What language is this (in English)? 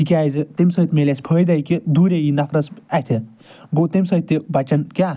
Kashmiri